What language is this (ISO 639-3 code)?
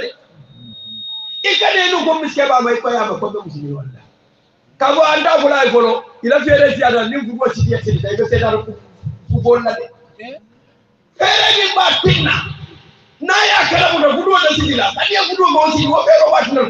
ara